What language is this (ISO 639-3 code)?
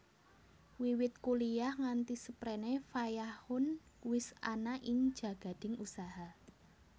jav